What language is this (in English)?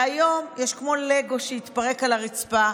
Hebrew